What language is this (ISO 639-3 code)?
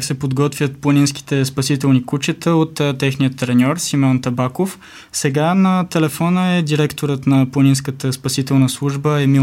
bul